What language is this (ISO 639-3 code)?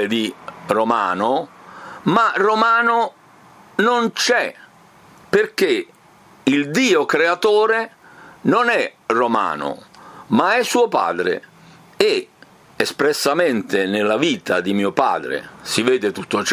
ita